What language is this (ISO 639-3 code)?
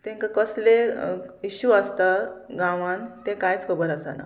kok